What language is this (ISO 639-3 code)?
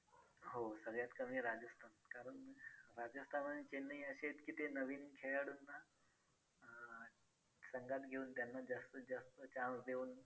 mar